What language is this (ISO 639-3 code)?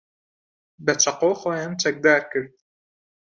ckb